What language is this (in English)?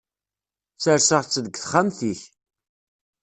Kabyle